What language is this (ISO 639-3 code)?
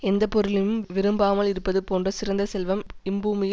tam